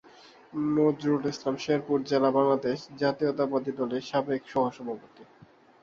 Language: Bangla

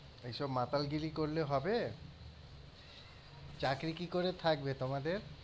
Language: Bangla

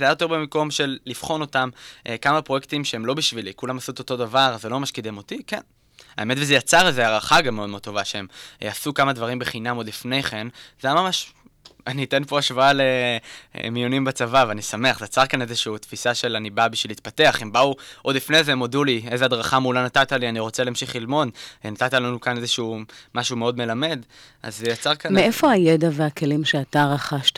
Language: Hebrew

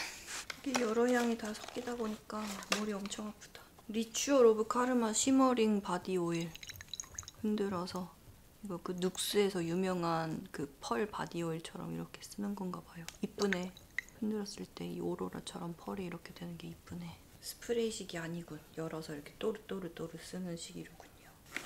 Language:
Korean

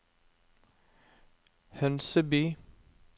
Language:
Norwegian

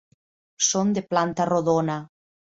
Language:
Catalan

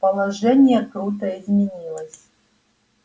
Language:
Russian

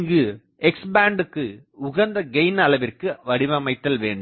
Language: Tamil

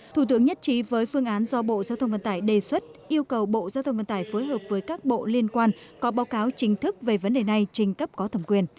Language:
Vietnamese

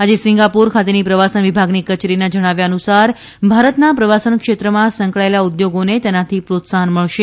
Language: Gujarati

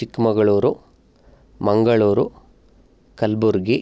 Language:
Sanskrit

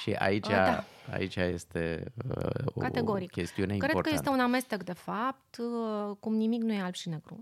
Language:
Romanian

